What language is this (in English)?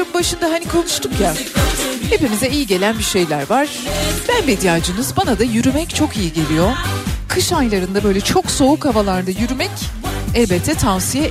Turkish